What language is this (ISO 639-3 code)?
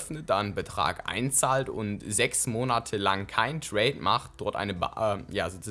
deu